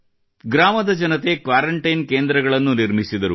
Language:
Kannada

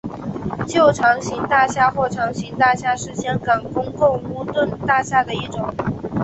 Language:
Chinese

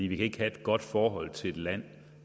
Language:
Danish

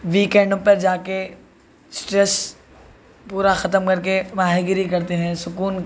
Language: Urdu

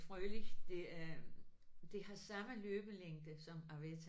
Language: Danish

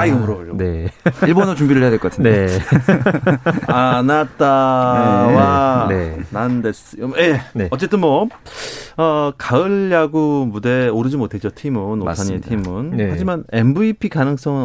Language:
Korean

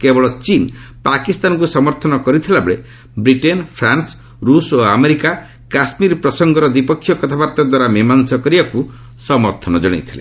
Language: Odia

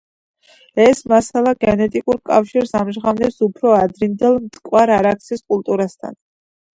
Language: Georgian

